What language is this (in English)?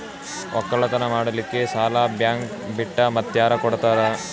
Kannada